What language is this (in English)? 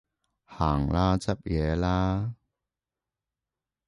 Cantonese